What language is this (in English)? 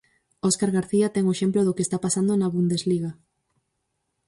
Galician